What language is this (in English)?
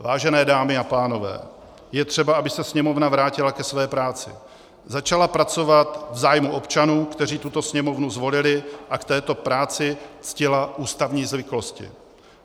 Czech